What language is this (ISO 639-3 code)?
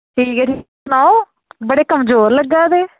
doi